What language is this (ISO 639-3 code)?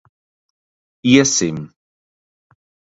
lav